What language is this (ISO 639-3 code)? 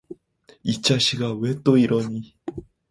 kor